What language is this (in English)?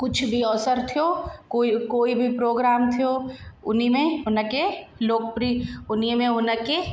Sindhi